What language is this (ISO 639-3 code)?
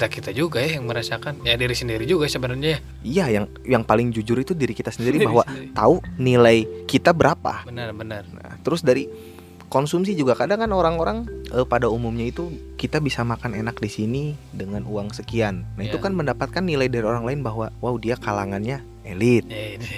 ind